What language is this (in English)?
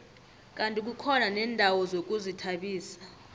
South Ndebele